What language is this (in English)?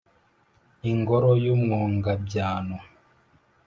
Kinyarwanda